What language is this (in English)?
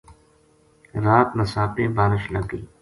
Gujari